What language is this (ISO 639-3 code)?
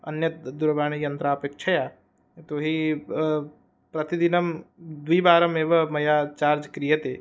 san